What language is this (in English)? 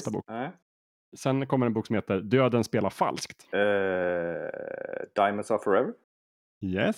Swedish